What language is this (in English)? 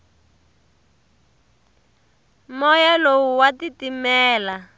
Tsonga